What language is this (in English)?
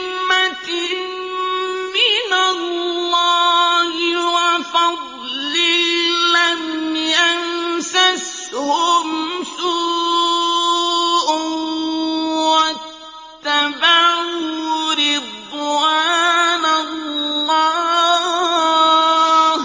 Arabic